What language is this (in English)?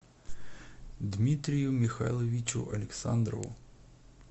Russian